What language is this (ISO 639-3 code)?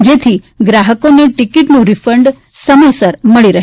guj